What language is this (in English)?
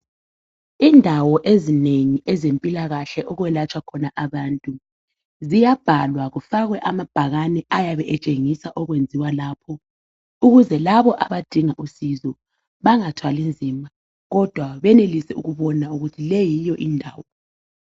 North Ndebele